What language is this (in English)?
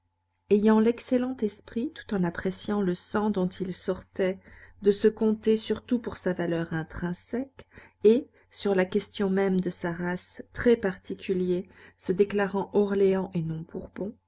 French